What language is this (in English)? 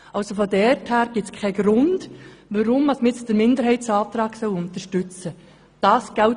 Swiss German